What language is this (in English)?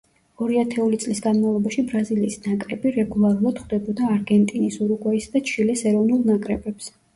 Georgian